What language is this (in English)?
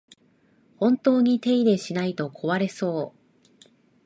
Japanese